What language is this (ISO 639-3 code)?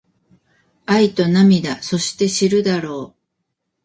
jpn